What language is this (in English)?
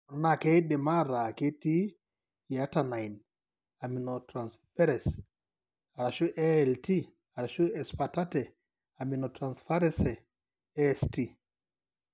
Masai